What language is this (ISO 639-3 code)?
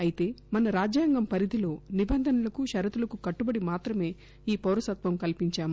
tel